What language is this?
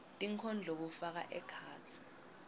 Swati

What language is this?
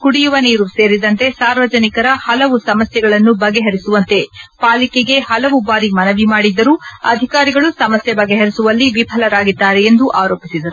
Kannada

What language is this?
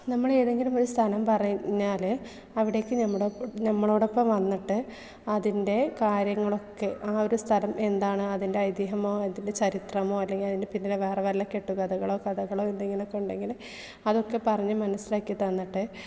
Malayalam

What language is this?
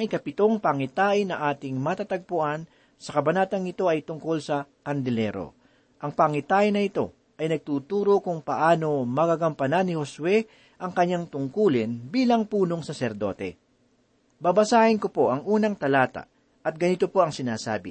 Filipino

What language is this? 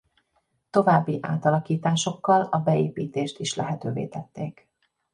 Hungarian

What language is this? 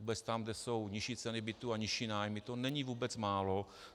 Czech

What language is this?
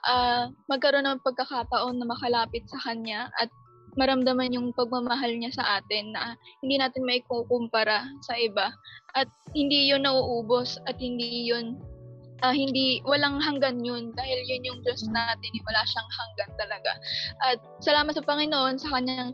Filipino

